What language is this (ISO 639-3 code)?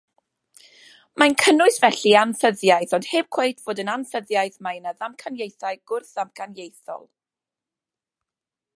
cym